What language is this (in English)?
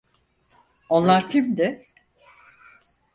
Turkish